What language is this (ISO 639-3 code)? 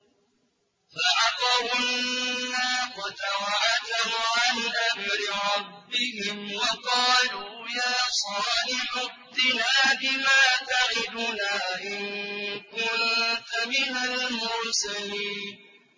ara